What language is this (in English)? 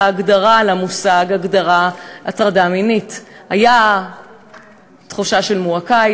Hebrew